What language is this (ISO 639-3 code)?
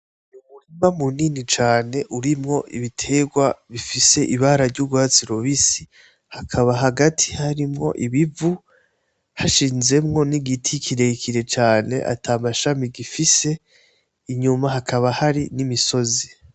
run